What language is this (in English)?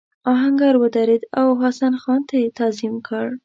Pashto